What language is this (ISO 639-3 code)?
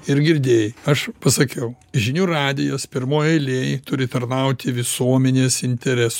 lit